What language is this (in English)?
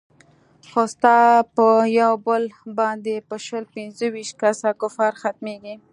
Pashto